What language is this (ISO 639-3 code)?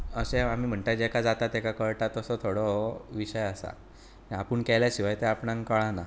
kok